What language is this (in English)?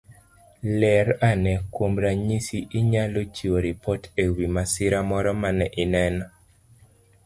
Luo (Kenya and Tanzania)